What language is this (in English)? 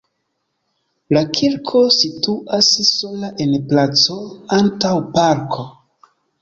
Esperanto